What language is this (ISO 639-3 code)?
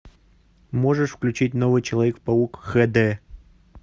rus